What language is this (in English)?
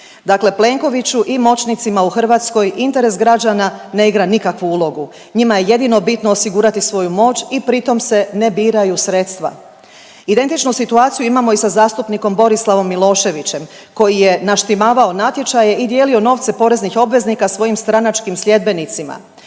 Croatian